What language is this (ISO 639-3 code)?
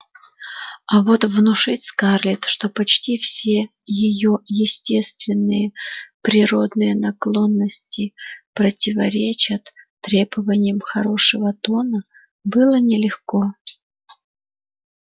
rus